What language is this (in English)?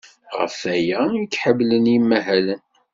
Kabyle